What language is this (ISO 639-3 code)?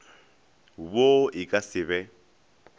nso